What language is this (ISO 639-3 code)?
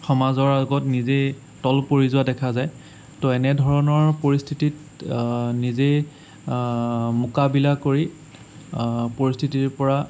asm